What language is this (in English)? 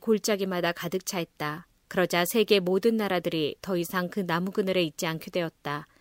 Korean